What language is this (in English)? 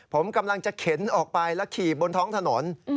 Thai